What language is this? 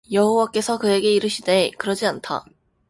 Korean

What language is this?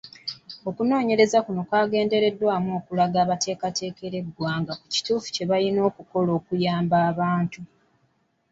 Ganda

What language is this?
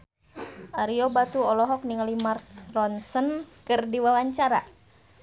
Sundanese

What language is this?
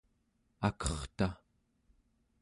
Central Yupik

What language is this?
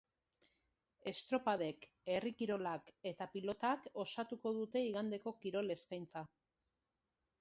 Basque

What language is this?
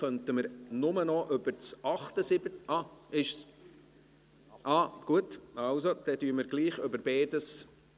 Swiss German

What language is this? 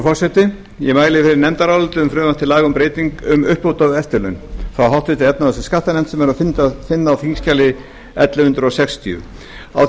Icelandic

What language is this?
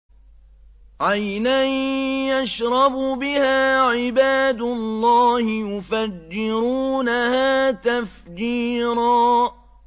Arabic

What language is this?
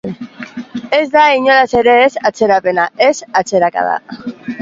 Basque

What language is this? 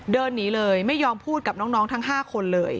Thai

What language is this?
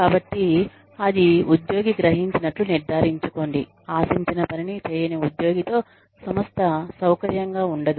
Telugu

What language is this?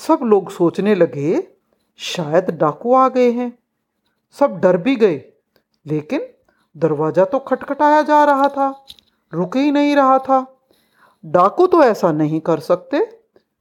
Hindi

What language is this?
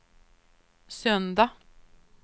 Swedish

